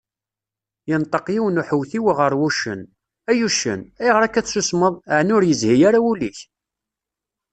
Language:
Kabyle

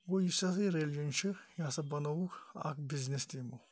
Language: Kashmiri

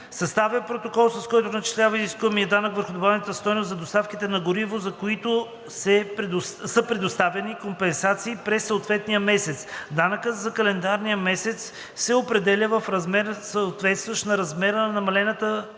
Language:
Bulgarian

